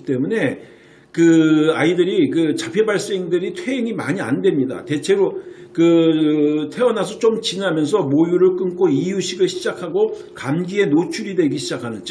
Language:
Korean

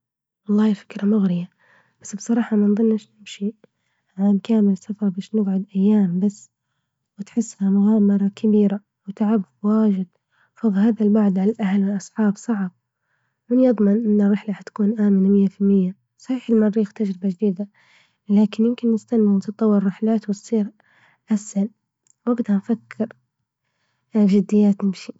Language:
Libyan Arabic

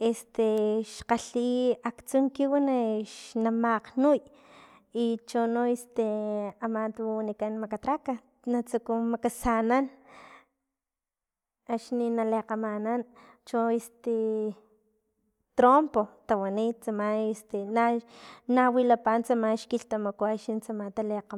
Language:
Filomena Mata-Coahuitlán Totonac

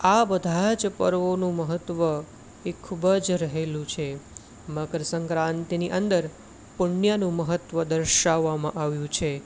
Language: Gujarati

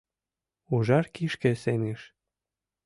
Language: Mari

